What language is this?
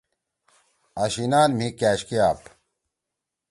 Torwali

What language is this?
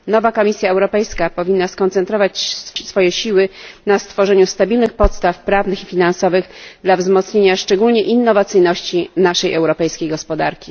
Polish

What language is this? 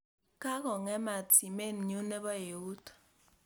Kalenjin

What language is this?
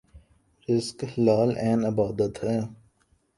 Urdu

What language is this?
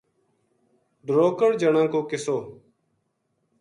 Gujari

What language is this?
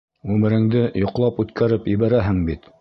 Bashkir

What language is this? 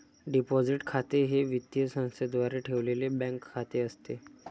Marathi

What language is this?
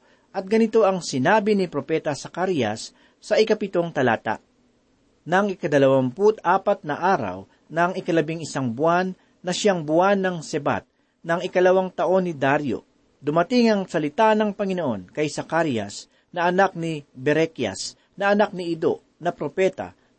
Filipino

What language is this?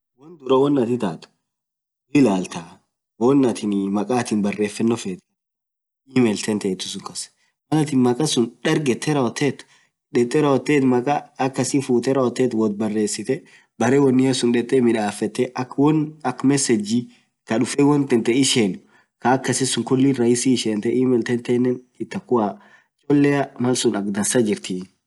Orma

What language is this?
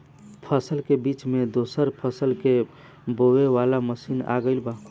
Bhojpuri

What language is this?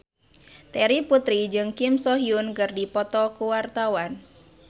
Sundanese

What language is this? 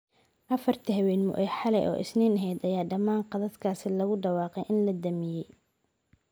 Somali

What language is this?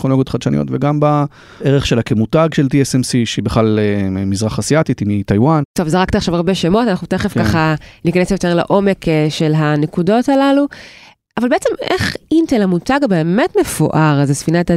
Hebrew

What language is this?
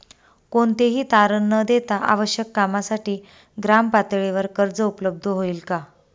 Marathi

